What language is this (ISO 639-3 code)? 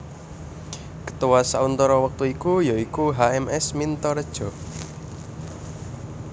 jav